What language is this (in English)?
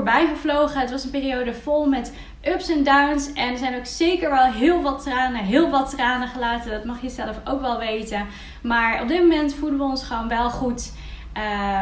Dutch